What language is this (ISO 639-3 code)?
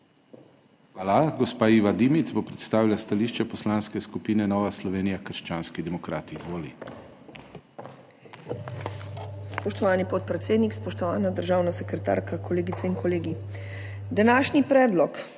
slv